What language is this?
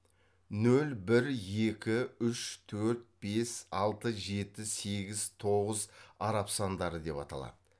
Kazakh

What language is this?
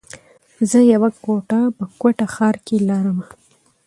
Pashto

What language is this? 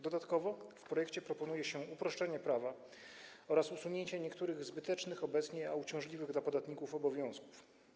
Polish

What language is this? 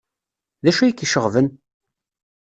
Kabyle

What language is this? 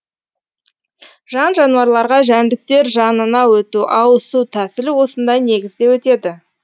Kazakh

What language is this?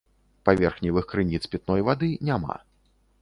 Belarusian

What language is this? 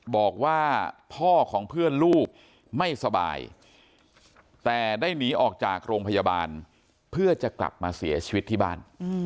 Thai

